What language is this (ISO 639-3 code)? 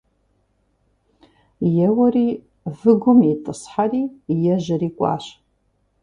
kbd